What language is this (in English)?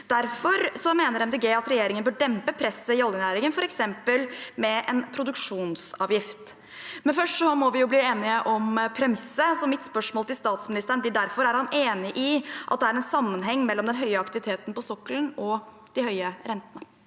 Norwegian